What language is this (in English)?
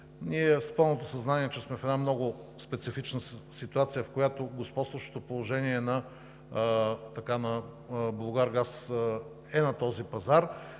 Bulgarian